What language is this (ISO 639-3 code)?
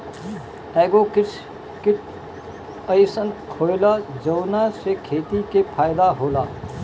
bho